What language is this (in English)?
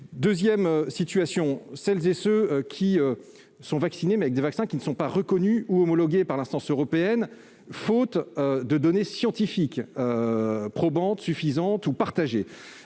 French